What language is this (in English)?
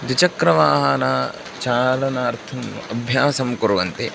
Sanskrit